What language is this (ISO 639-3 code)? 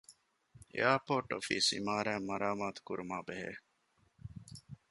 div